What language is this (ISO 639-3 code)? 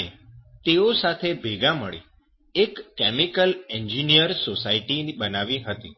guj